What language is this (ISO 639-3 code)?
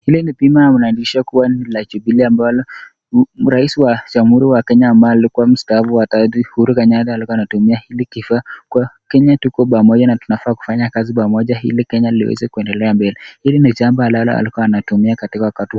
swa